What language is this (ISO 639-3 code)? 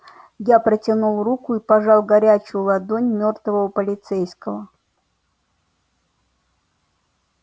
rus